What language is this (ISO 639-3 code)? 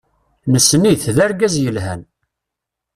kab